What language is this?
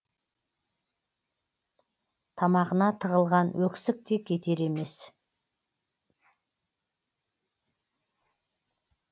Kazakh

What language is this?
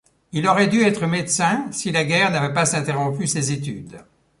French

